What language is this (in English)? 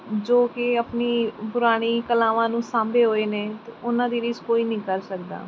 Punjabi